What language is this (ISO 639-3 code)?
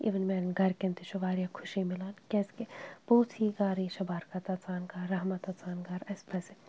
kas